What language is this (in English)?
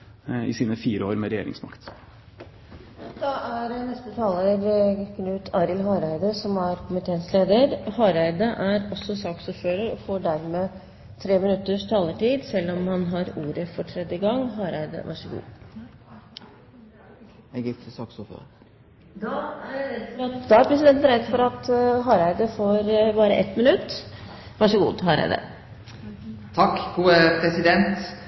Norwegian